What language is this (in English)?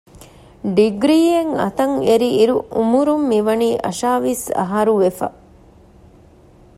Divehi